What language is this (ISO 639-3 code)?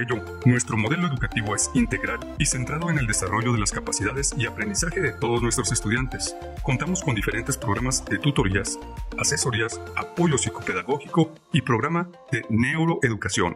spa